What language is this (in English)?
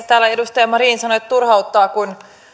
Finnish